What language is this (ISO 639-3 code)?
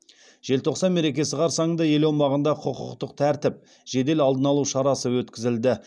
kaz